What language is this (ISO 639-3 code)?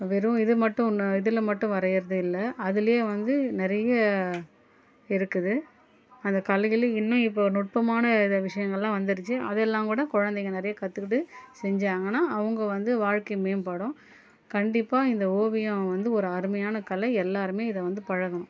tam